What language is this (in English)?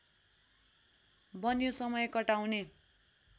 Nepali